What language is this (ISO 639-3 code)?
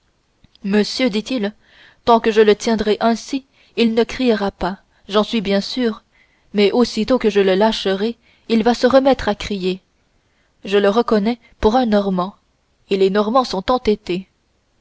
fra